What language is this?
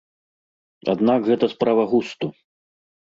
Belarusian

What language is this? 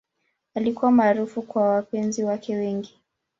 Swahili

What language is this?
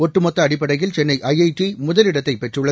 Tamil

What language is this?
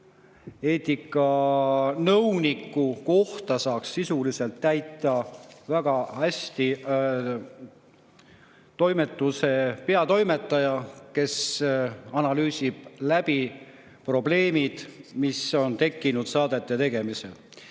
Estonian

